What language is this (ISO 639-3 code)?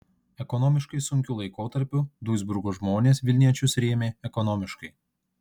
lit